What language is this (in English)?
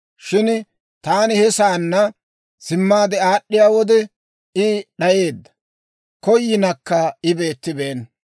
Dawro